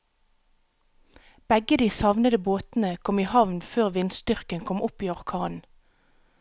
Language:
Norwegian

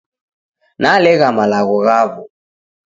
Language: Taita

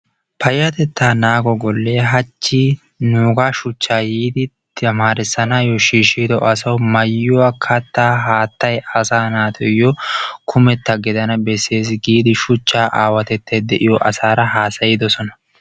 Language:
Wolaytta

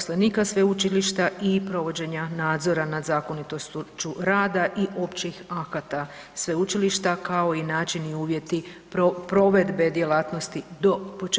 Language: Croatian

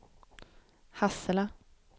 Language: Swedish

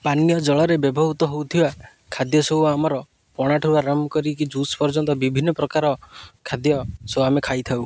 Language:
Odia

